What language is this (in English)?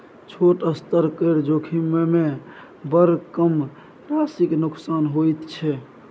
Maithili